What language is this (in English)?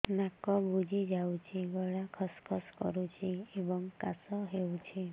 Odia